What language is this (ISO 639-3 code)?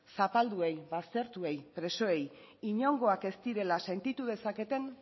eus